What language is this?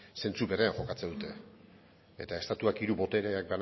Basque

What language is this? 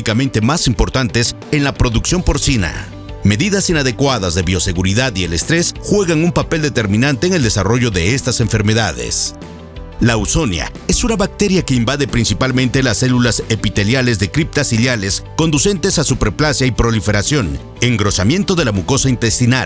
Spanish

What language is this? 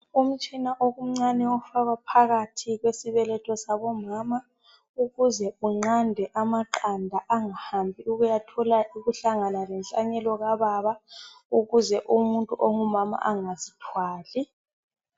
North Ndebele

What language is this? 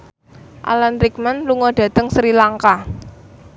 Javanese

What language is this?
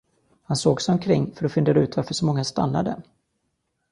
Swedish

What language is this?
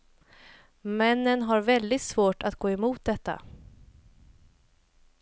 Swedish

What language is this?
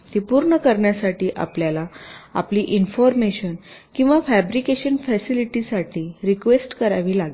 Marathi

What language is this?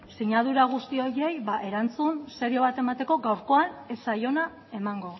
Basque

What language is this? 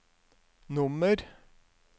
Norwegian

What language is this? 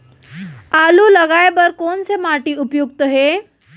Chhattisgarhi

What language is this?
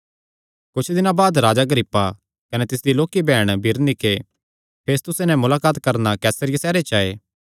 Kangri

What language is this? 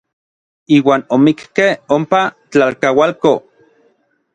Orizaba Nahuatl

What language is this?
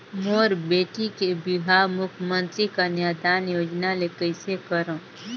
Chhattisgarhi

